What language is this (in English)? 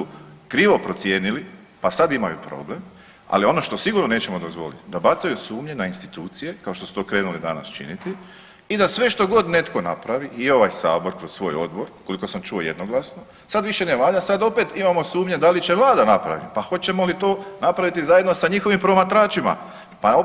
Croatian